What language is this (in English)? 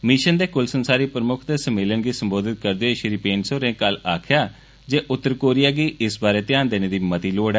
Dogri